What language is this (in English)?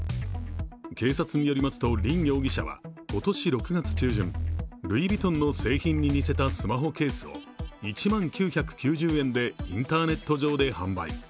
Japanese